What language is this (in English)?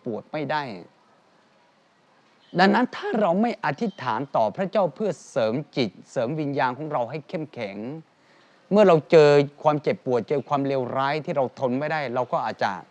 Thai